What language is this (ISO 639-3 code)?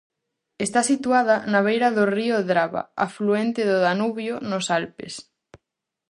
glg